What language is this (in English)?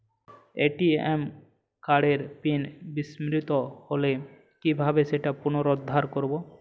Bangla